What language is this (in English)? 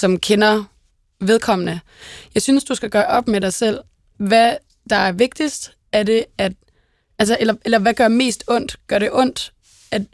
Danish